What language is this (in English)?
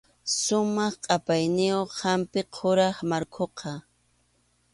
Arequipa-La Unión Quechua